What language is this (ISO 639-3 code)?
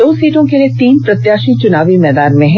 hin